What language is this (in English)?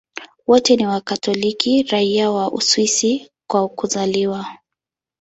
Swahili